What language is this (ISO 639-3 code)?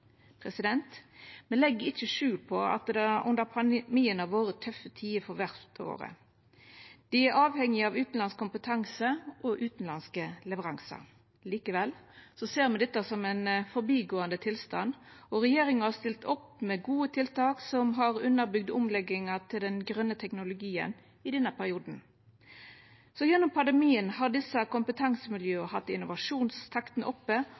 nno